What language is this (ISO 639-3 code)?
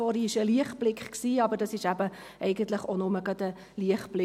gsw